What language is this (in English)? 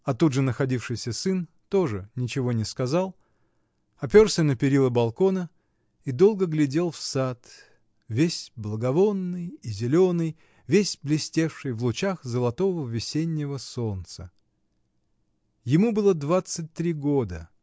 Russian